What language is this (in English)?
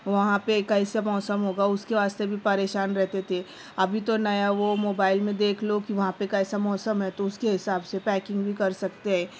Urdu